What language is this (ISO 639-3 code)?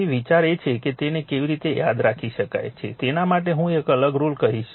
guj